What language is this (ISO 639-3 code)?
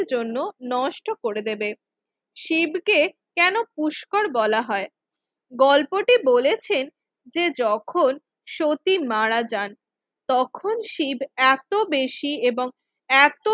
ben